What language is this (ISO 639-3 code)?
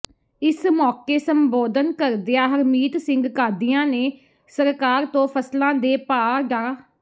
pan